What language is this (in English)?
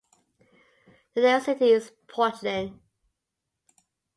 English